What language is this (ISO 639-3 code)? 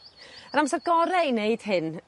cym